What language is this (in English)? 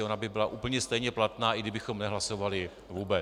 Czech